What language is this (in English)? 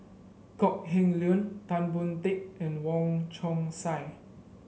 English